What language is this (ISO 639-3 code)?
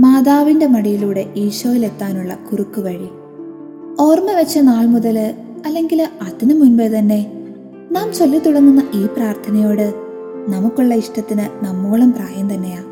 mal